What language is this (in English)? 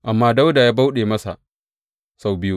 Hausa